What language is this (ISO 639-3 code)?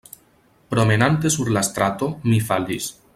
epo